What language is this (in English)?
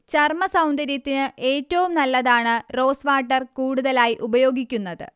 Malayalam